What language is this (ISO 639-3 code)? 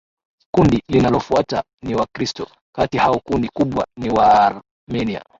swa